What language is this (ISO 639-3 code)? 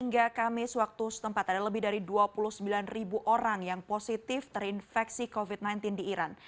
ind